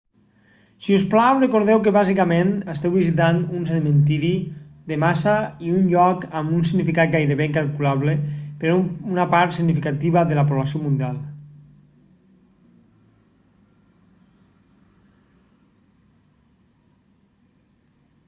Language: Catalan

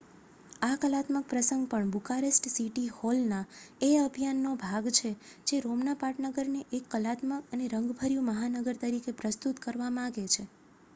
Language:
Gujarati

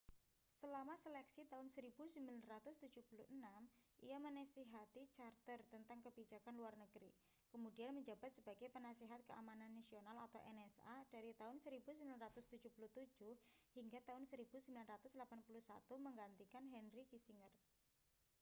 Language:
Indonesian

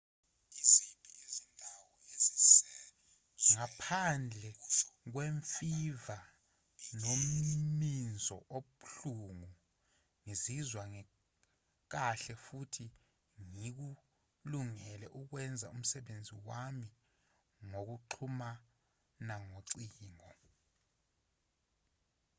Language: Zulu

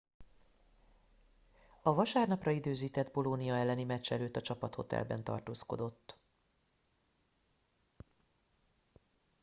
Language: Hungarian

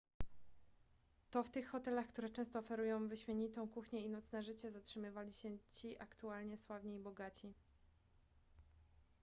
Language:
Polish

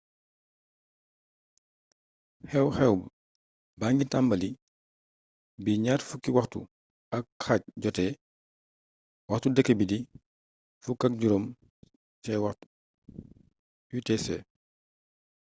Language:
Wolof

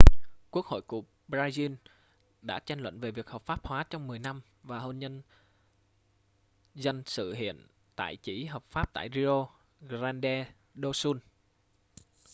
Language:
Vietnamese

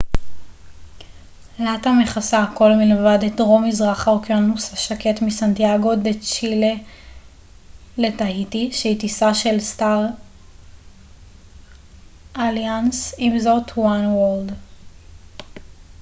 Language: Hebrew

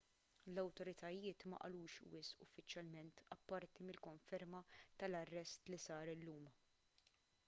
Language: Maltese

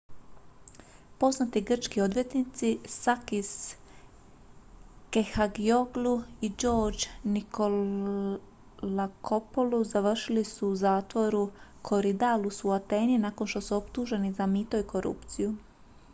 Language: Croatian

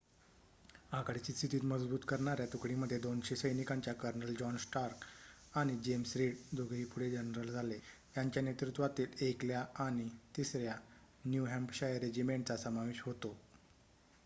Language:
Marathi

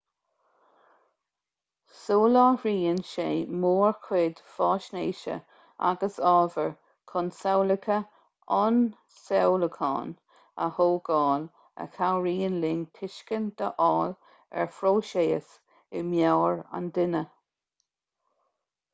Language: Irish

